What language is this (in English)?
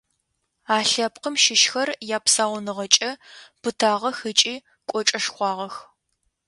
Adyghe